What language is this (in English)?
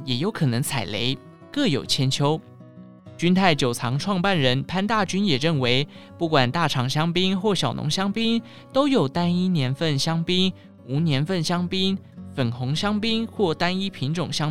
Chinese